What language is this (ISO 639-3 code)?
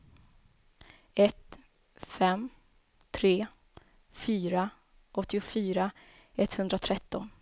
swe